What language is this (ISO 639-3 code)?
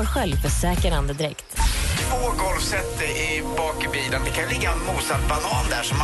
swe